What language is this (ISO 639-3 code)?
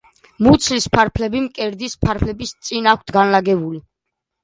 kat